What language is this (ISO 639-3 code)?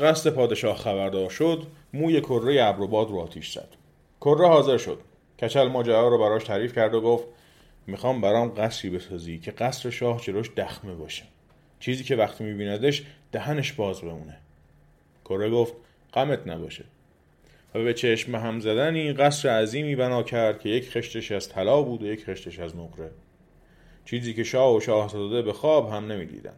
fas